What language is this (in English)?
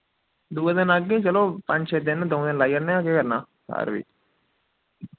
Dogri